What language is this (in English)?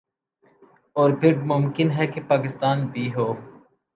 Urdu